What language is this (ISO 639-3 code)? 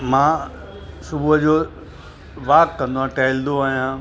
snd